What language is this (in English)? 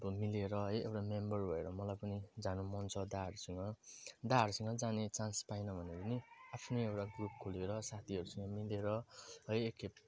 Nepali